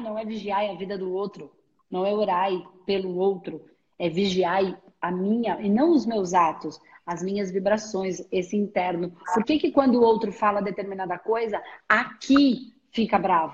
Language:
Portuguese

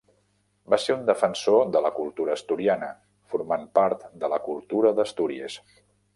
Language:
Catalan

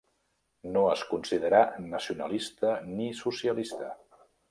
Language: Catalan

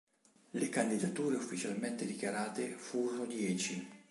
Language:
Italian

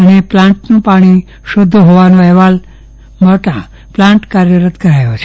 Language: Gujarati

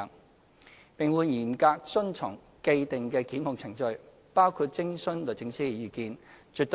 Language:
Cantonese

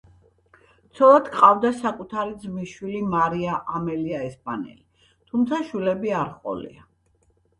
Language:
Georgian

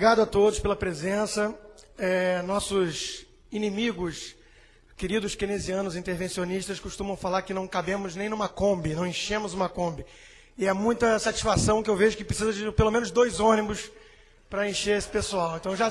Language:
Portuguese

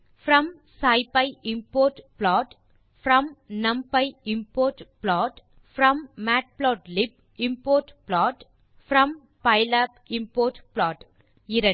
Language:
Tamil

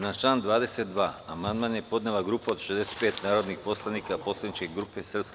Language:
Serbian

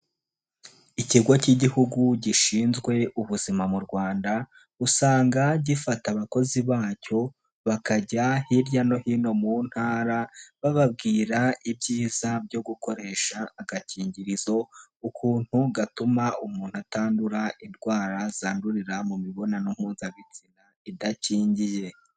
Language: Kinyarwanda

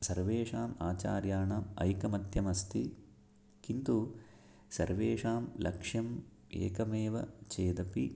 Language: Sanskrit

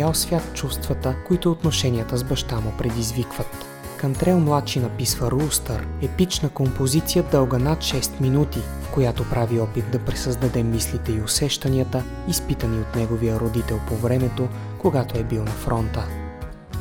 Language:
Bulgarian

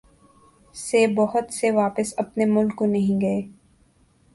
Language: Urdu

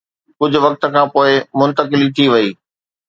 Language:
Sindhi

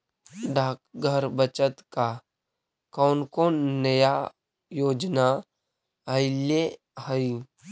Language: Magahi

